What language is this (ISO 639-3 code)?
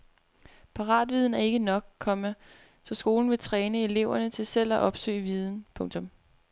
dan